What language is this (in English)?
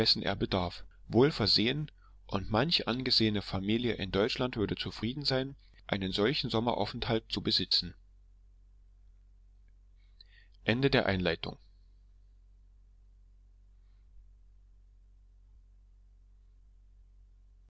German